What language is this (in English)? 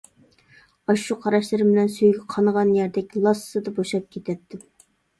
Uyghur